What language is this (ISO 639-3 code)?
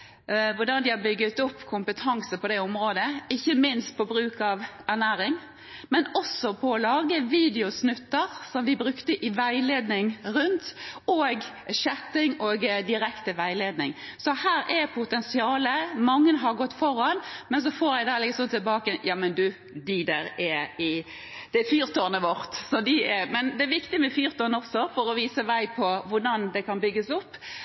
nob